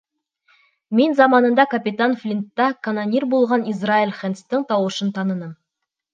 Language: Bashkir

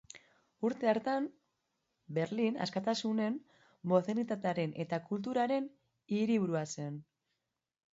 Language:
Basque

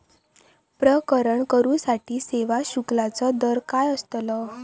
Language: Marathi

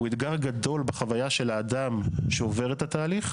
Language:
Hebrew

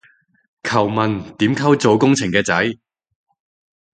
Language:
Cantonese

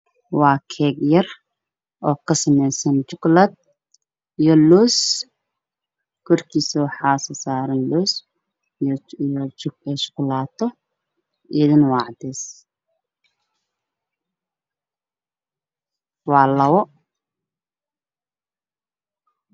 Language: Somali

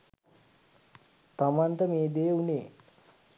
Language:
Sinhala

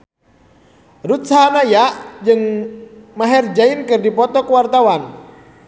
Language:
Sundanese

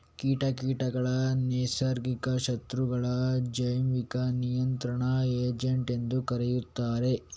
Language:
Kannada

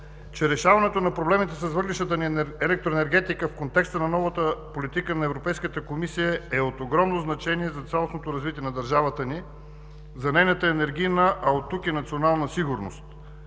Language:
Bulgarian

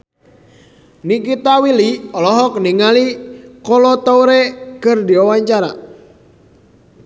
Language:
Sundanese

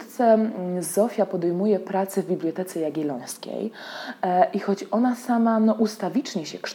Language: Polish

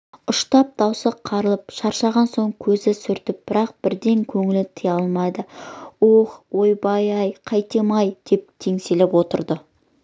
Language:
Kazakh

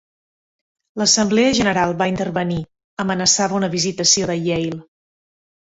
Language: Catalan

